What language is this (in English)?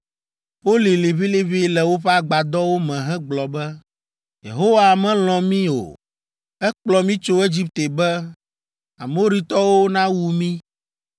Ewe